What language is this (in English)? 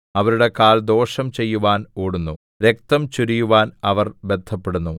Malayalam